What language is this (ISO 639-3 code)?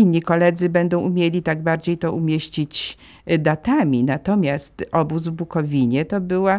pol